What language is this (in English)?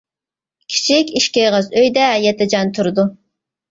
Uyghur